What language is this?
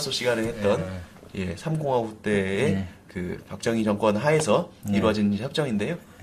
Korean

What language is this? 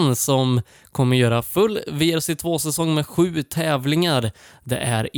Swedish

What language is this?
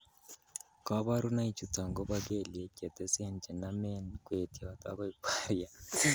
Kalenjin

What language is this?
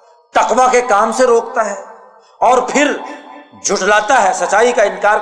Urdu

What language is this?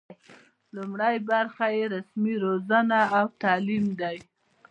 Pashto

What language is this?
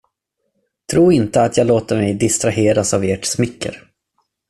Swedish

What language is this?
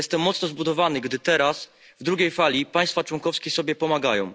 Polish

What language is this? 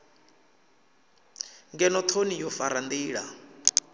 Venda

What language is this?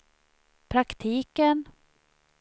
Swedish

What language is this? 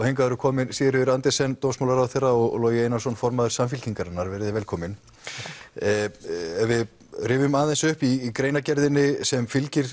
Icelandic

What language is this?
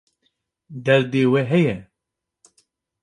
Kurdish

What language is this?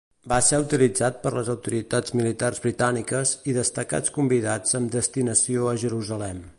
Catalan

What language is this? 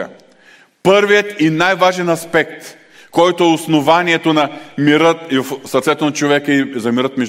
Bulgarian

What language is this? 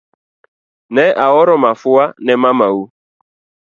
Luo (Kenya and Tanzania)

